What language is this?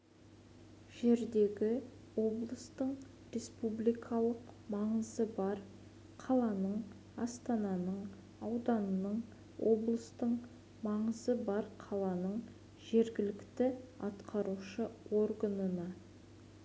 Kazakh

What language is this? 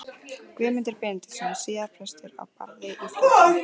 Icelandic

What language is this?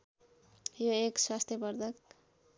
Nepali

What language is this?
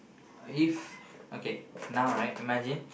English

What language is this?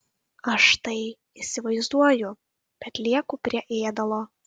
Lithuanian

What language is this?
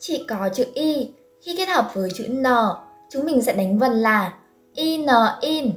Vietnamese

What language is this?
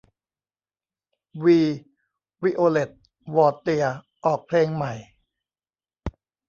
Thai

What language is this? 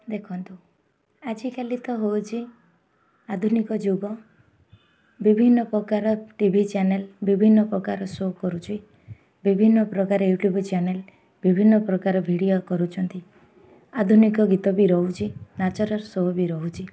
Odia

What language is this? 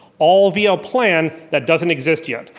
English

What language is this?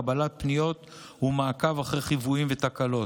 Hebrew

